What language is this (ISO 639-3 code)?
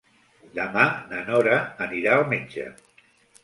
cat